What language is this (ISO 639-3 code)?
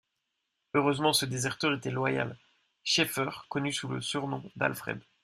fra